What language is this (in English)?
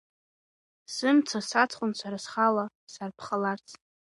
Abkhazian